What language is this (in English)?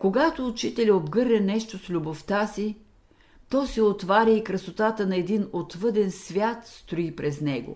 Bulgarian